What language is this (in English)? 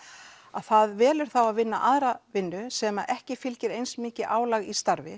Icelandic